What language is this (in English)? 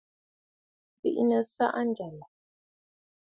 Bafut